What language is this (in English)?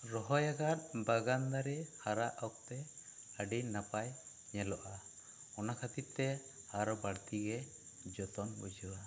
Santali